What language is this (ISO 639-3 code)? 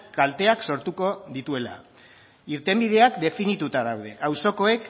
eus